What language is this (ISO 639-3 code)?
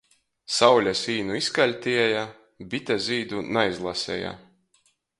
ltg